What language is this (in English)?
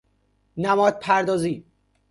Persian